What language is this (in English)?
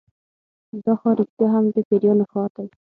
Pashto